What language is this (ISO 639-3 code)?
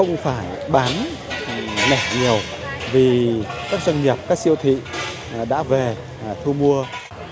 vie